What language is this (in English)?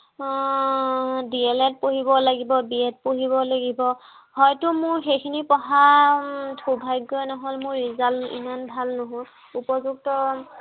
Assamese